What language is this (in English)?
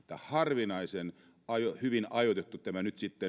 Finnish